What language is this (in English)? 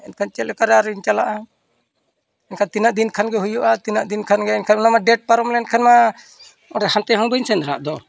Santali